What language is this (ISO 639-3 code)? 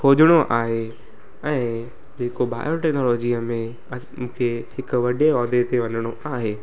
snd